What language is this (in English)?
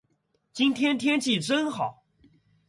Chinese